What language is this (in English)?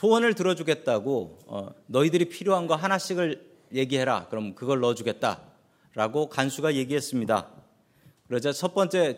Korean